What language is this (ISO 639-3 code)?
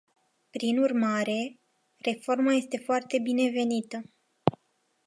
ron